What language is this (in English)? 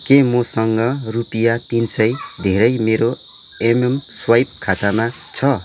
Nepali